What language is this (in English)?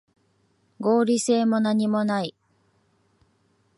Japanese